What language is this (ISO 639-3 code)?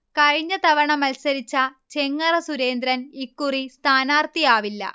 mal